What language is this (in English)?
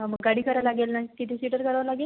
Marathi